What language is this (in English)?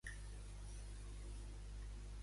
Catalan